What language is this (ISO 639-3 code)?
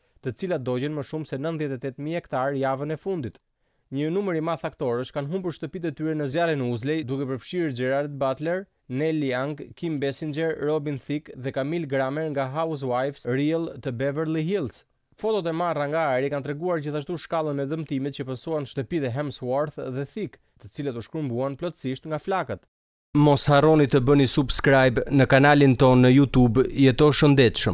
nld